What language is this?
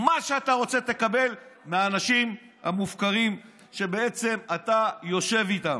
Hebrew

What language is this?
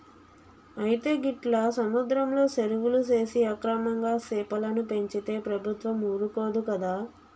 Telugu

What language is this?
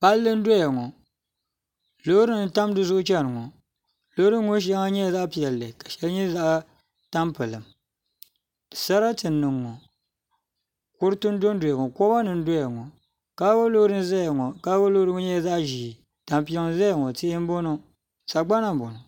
Dagbani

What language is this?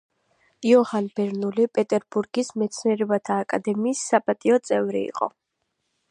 Georgian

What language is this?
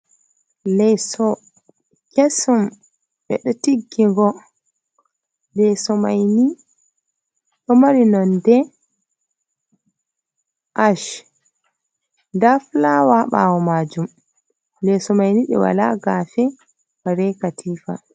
Fula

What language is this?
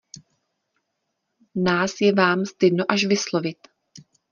Czech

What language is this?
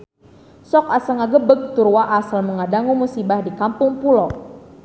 Sundanese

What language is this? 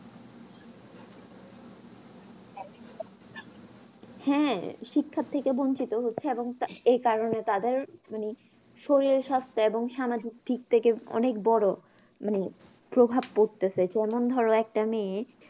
Bangla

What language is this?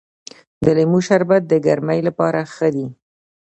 Pashto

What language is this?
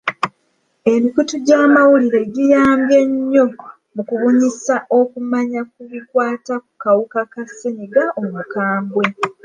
Ganda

